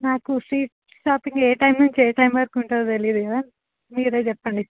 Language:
Telugu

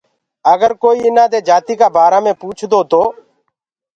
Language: Gurgula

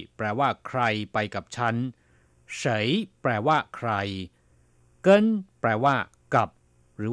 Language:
Thai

